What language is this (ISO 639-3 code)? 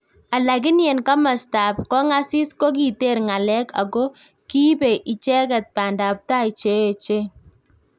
kln